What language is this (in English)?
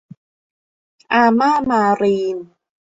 Thai